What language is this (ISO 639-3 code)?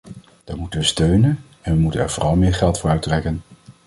nld